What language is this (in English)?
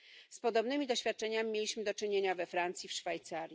Polish